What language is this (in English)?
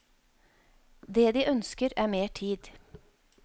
Norwegian